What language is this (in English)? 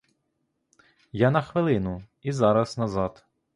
Ukrainian